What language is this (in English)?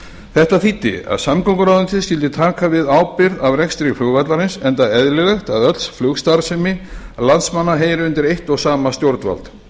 Icelandic